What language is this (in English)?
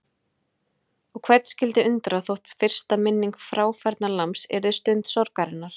Icelandic